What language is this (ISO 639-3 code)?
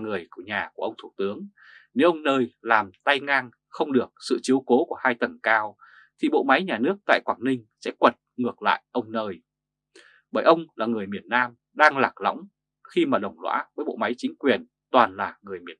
vie